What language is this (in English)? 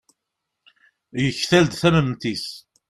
Kabyle